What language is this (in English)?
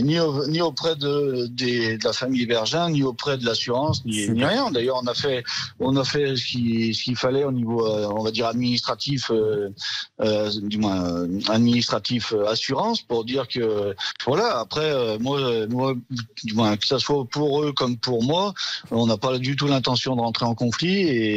French